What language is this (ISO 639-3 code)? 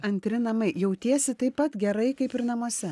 lit